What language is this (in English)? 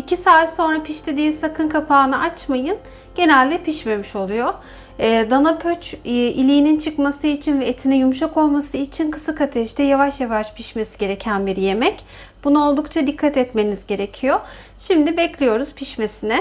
Turkish